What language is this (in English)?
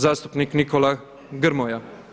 Croatian